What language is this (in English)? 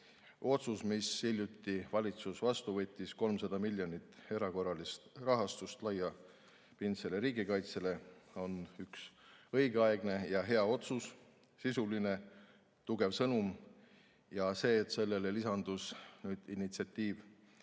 Estonian